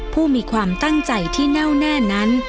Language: Thai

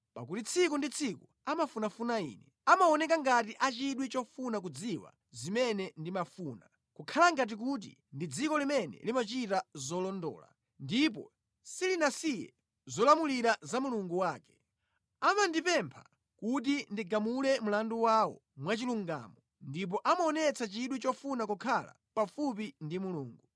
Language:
Nyanja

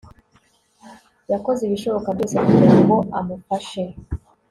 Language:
Kinyarwanda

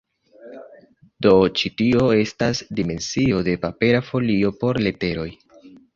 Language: Esperanto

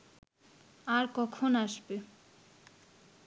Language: Bangla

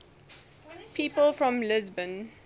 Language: English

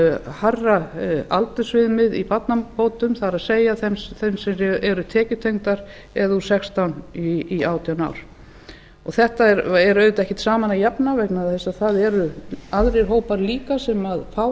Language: Icelandic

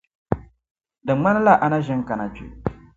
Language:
Dagbani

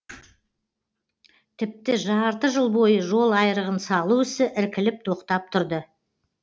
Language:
Kazakh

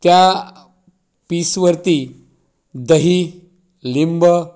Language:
Marathi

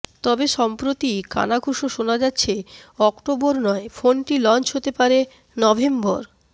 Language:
Bangla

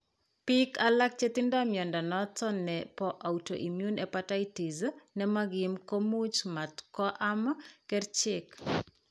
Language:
Kalenjin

